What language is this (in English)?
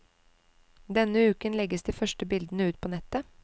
Norwegian